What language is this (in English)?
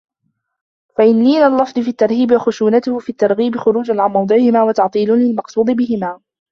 Arabic